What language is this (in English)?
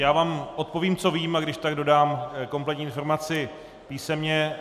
Czech